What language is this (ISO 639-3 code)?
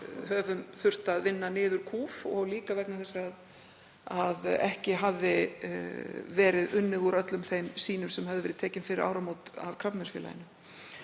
isl